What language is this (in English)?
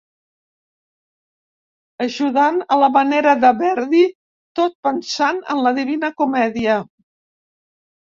Catalan